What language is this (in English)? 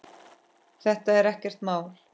Icelandic